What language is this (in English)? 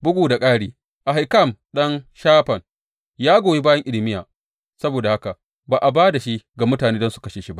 Hausa